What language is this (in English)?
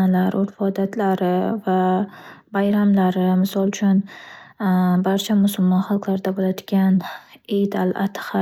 Uzbek